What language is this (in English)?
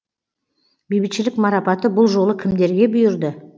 Kazakh